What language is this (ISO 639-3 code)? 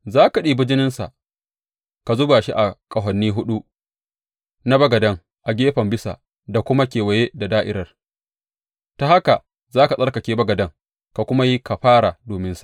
hau